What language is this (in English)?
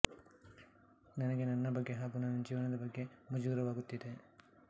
Kannada